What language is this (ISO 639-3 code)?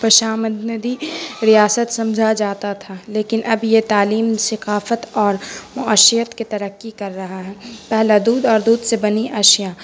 urd